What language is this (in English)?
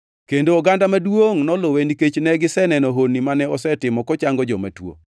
Luo (Kenya and Tanzania)